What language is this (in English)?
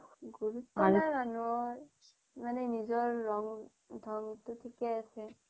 Assamese